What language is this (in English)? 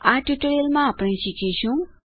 Gujarati